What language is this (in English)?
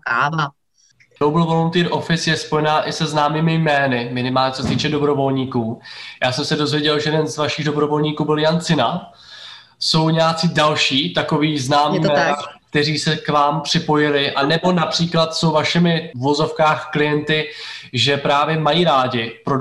Czech